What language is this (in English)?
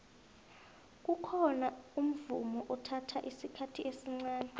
South Ndebele